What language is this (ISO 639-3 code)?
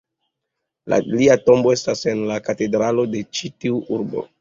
epo